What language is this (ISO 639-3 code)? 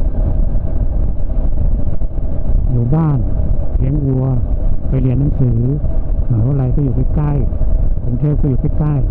tha